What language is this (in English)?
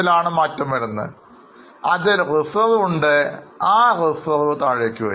Malayalam